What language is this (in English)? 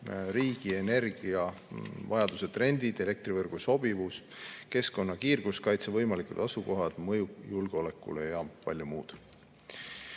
Estonian